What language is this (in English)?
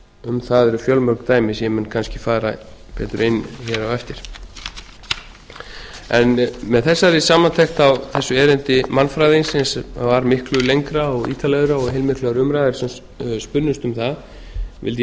Icelandic